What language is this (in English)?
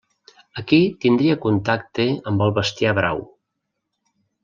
Catalan